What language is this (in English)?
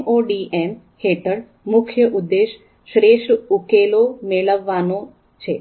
Gujarati